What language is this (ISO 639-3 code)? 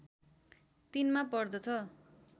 nep